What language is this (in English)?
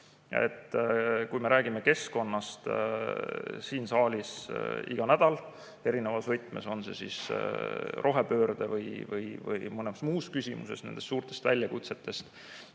Estonian